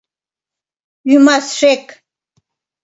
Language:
Mari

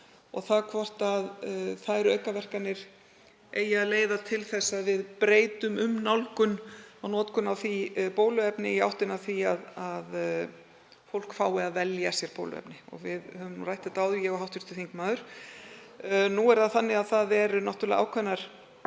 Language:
Icelandic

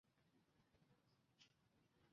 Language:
Chinese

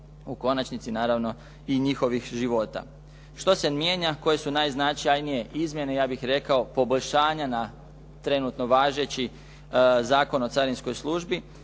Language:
Croatian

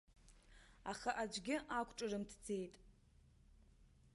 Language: Abkhazian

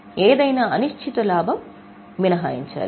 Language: Telugu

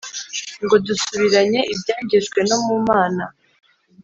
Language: Kinyarwanda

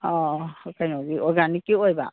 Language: Manipuri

